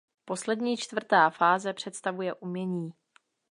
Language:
Czech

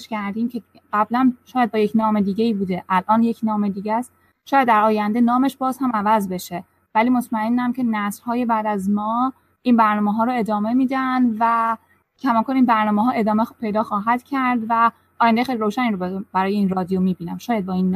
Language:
Persian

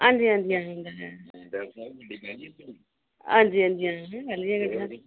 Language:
Dogri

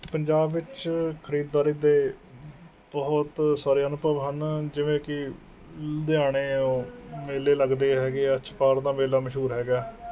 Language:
Punjabi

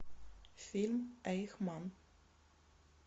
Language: Russian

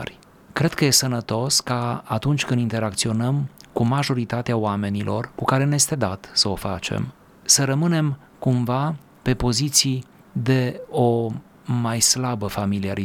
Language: Romanian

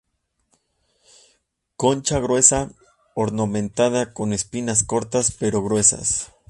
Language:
Spanish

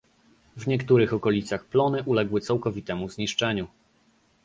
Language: Polish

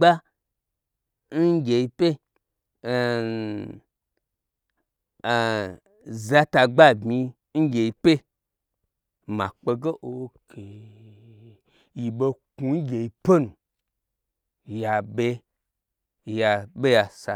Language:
Gbagyi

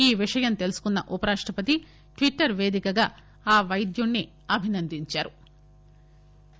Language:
Telugu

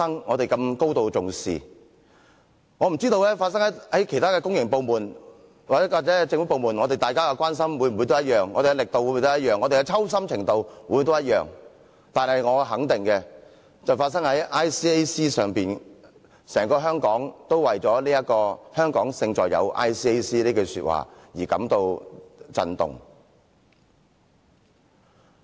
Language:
Cantonese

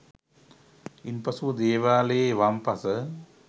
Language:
Sinhala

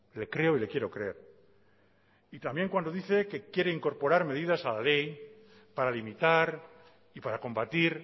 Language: Spanish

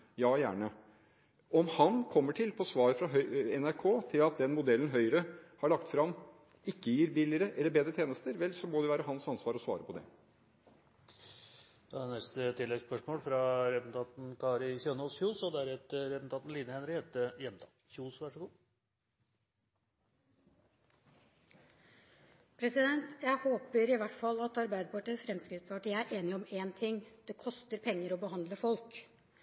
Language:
Norwegian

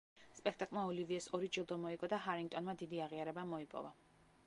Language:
Georgian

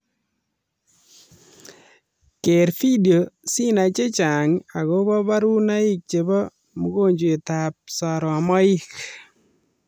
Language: Kalenjin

